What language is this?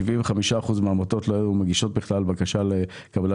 Hebrew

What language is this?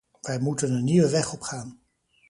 Dutch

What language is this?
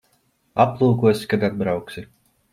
Latvian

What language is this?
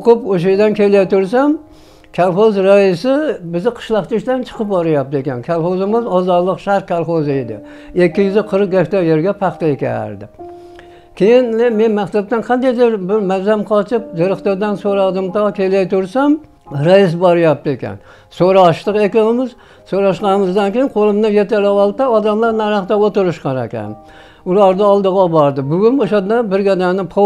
Turkish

